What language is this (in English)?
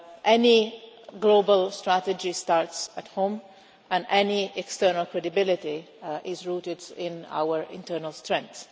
English